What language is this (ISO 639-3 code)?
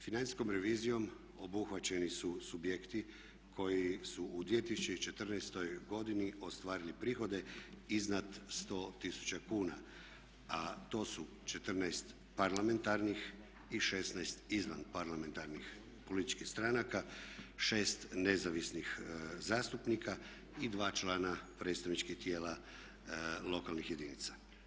hrv